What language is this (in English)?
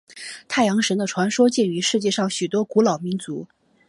Chinese